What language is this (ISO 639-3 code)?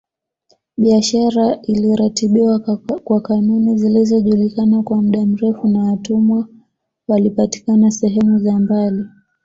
swa